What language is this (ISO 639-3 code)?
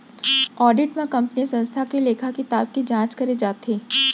hne